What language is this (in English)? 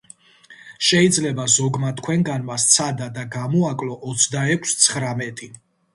Georgian